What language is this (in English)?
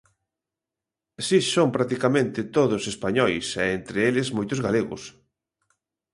Galician